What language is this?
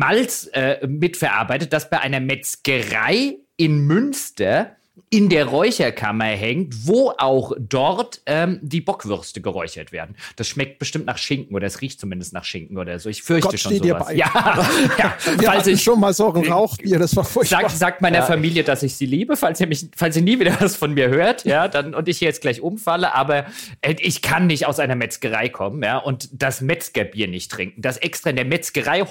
German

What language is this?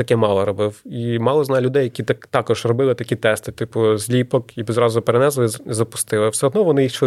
Ukrainian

